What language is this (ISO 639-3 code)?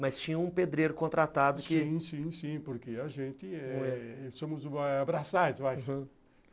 por